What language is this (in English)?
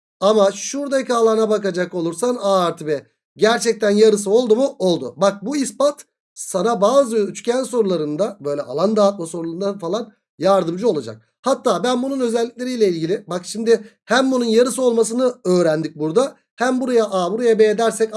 Turkish